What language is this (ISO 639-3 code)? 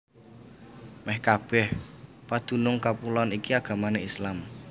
jav